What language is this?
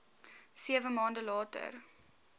Afrikaans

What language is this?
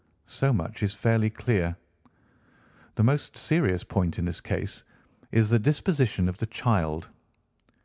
English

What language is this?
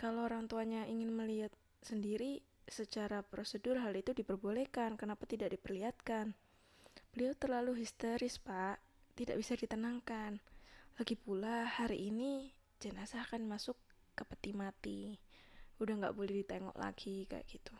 Indonesian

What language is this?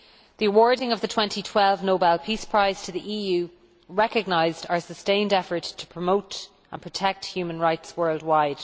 English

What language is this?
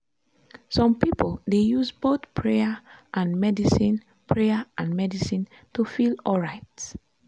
Nigerian Pidgin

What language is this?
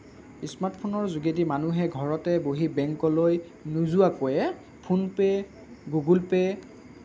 Assamese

